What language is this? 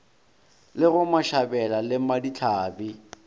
Northern Sotho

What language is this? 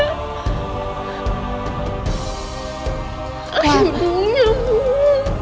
Indonesian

